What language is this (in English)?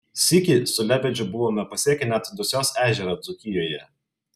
Lithuanian